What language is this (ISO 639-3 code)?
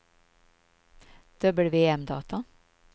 swe